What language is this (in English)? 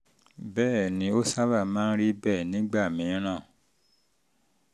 Yoruba